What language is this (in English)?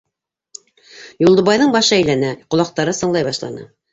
Bashkir